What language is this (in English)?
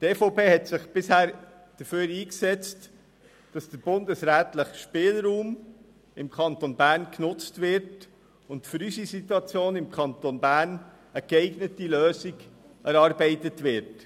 Swiss German